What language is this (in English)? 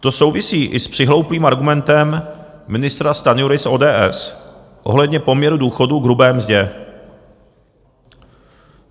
Czech